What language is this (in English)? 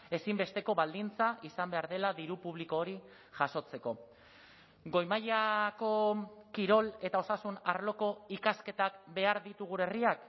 Basque